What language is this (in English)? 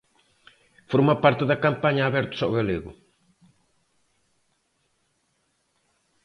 Galician